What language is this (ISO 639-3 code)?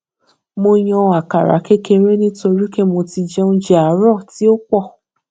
yor